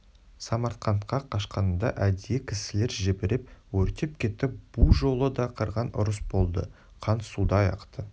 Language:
Kazakh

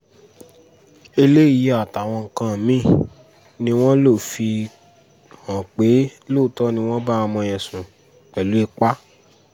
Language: Yoruba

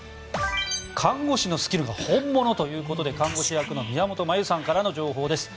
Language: Japanese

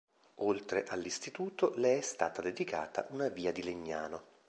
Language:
Italian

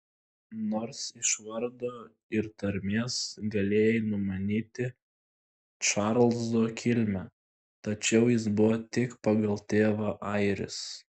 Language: Lithuanian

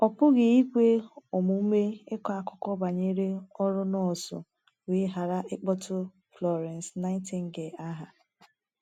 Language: Igbo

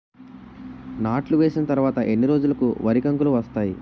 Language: Telugu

